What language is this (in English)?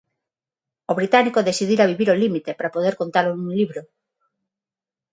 Galician